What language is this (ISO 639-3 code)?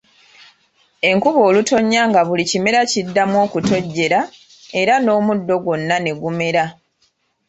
lug